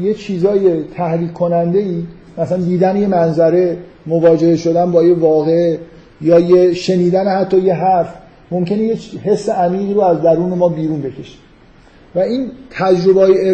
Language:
Persian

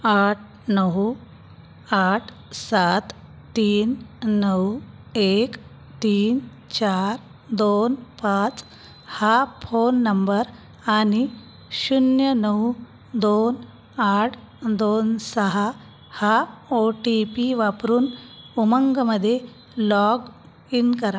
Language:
Marathi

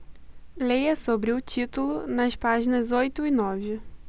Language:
Portuguese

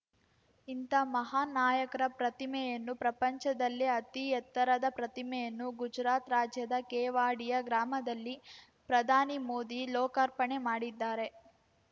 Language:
Kannada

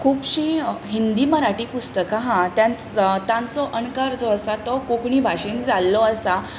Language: Konkani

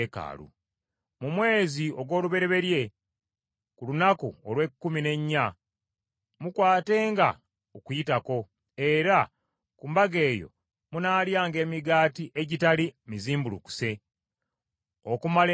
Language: Ganda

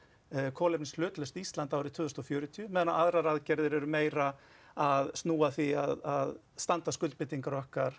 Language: Icelandic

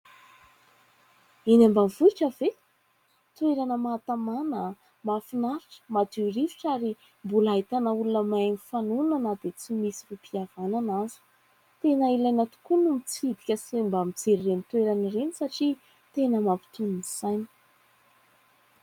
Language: Malagasy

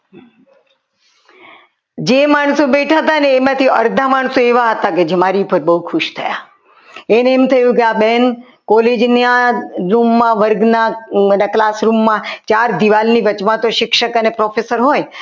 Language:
Gujarati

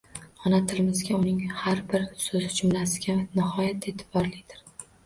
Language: Uzbek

